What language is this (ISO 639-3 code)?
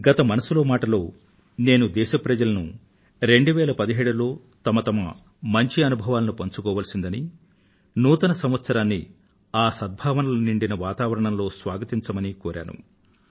tel